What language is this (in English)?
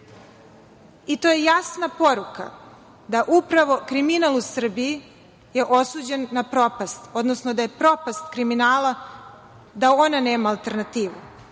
Serbian